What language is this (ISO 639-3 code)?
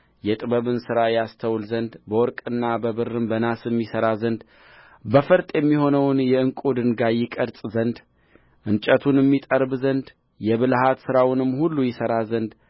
amh